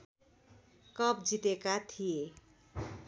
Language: Nepali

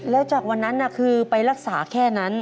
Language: Thai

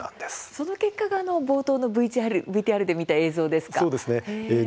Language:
Japanese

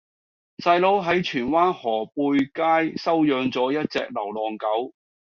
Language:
Cantonese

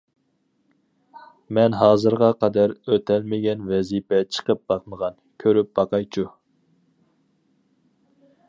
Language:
Uyghur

